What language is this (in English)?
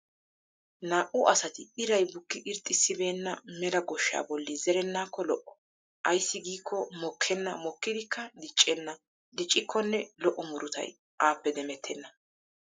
Wolaytta